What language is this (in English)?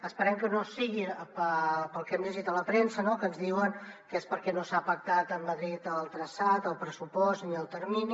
Catalan